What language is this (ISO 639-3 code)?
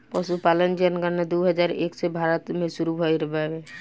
bho